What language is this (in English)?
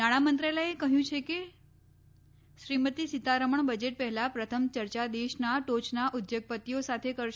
Gujarati